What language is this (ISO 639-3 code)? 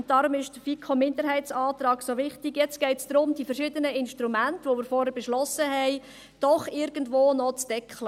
gsw